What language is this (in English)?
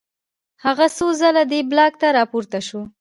Pashto